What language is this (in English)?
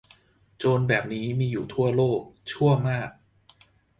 Thai